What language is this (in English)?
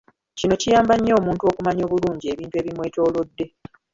Ganda